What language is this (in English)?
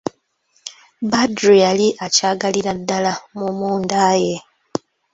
Ganda